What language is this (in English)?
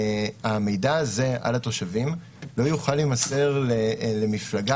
Hebrew